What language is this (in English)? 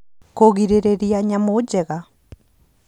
Kikuyu